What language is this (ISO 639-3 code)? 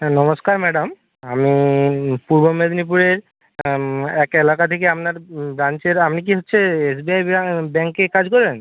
ben